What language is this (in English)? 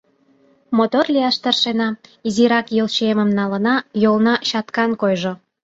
Mari